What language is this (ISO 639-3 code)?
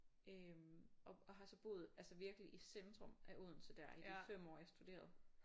dan